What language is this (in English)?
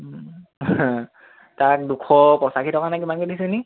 Assamese